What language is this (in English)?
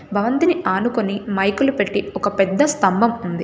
Telugu